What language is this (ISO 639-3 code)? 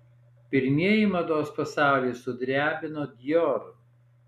lit